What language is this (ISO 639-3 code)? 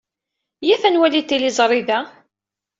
kab